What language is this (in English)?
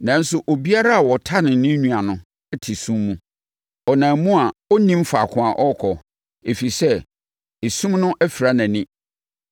Akan